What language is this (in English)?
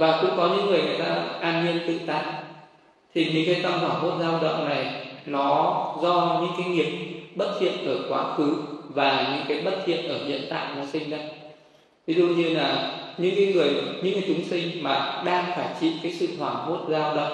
Vietnamese